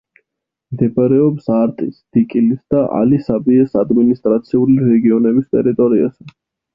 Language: Georgian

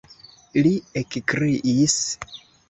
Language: Esperanto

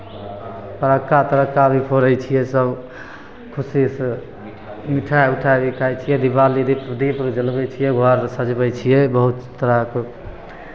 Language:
Maithili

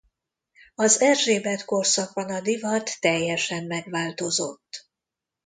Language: Hungarian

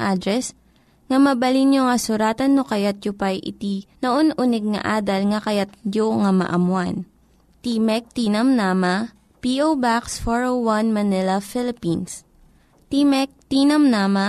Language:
Filipino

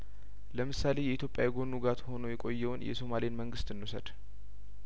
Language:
Amharic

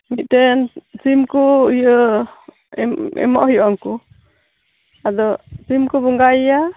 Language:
Santali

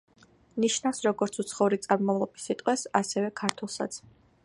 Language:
Georgian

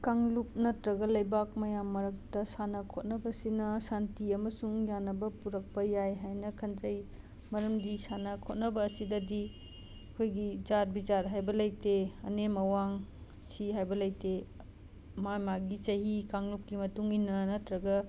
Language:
Manipuri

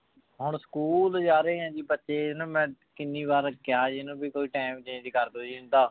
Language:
Punjabi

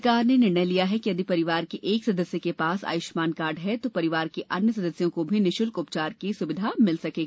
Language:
Hindi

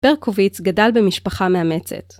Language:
Hebrew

